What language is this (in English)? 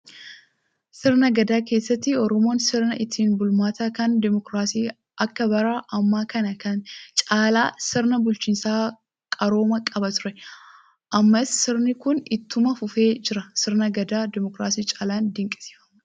Oromo